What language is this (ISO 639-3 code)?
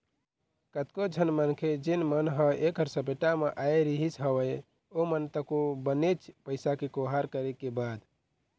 hne